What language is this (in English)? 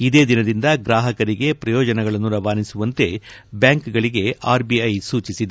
Kannada